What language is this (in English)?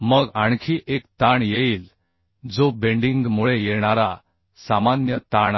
Marathi